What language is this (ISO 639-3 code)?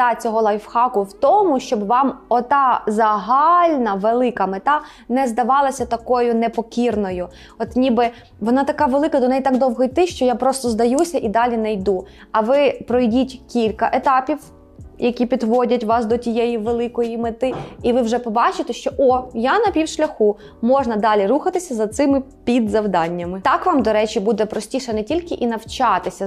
ukr